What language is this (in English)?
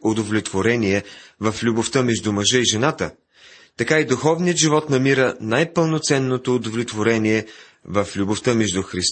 Bulgarian